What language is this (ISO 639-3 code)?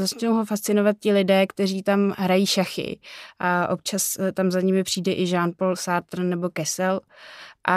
ces